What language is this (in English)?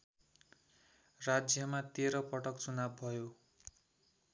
Nepali